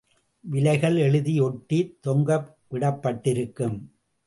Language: Tamil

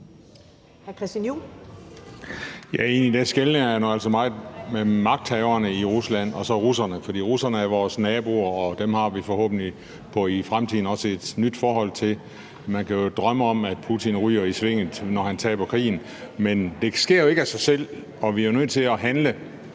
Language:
Danish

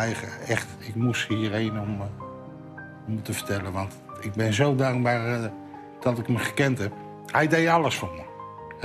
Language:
Dutch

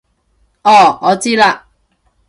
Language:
Cantonese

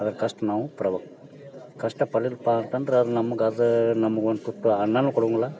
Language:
Kannada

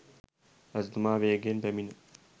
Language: Sinhala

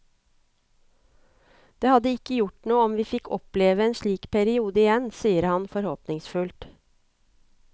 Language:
Norwegian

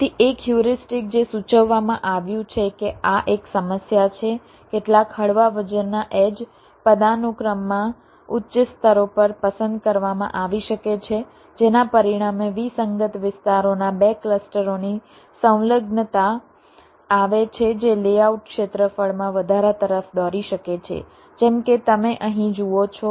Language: Gujarati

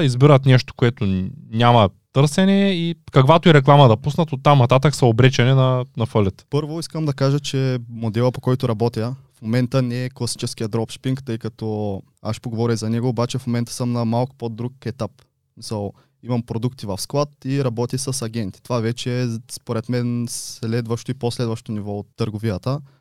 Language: Bulgarian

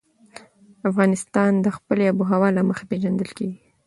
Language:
Pashto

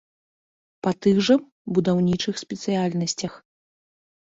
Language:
Belarusian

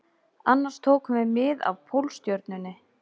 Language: Icelandic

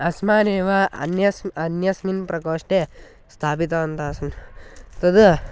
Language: Sanskrit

